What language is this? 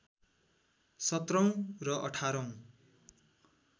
Nepali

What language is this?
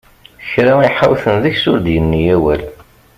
Kabyle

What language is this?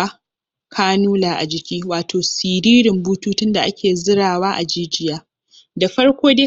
Hausa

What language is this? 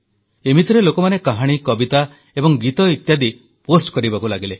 Odia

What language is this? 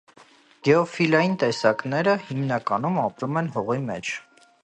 Armenian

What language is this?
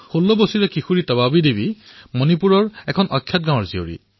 Assamese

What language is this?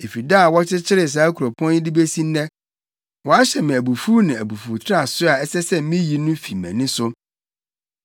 Akan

